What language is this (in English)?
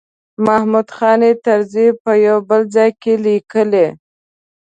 Pashto